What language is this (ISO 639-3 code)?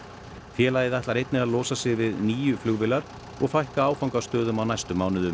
isl